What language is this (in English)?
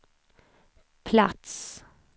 Swedish